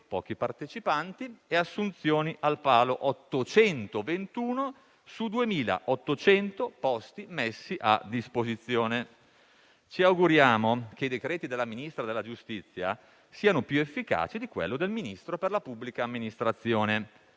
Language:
Italian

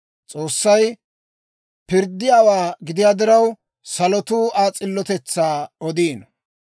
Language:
Dawro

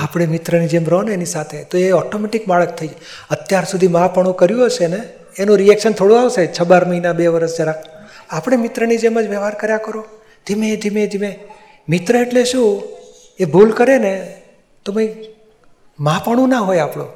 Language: Gujarati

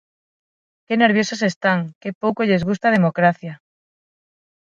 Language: Galician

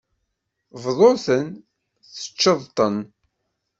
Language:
Kabyle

